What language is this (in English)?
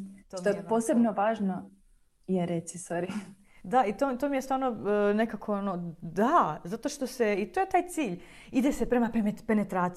Croatian